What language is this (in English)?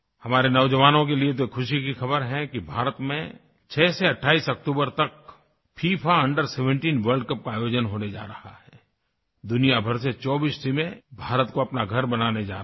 Hindi